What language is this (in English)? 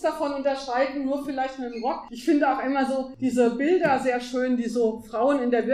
German